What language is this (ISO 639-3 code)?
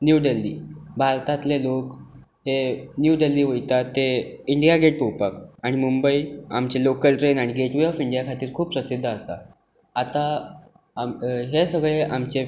kok